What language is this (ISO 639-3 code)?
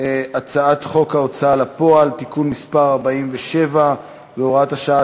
heb